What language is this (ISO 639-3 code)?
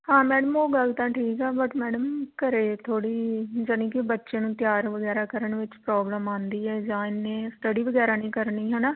pan